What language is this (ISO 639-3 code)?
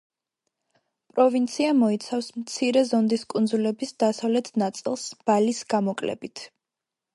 kat